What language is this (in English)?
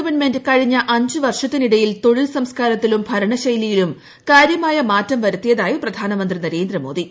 Malayalam